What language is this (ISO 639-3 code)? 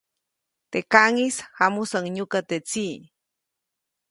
zoc